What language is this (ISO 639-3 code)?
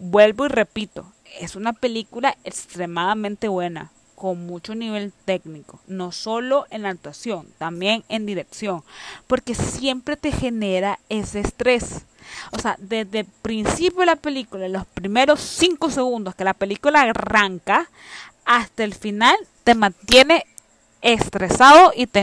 spa